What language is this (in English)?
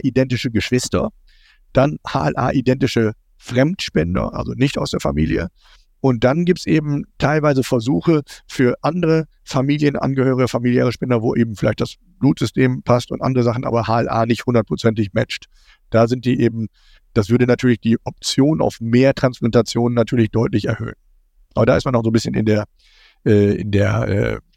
German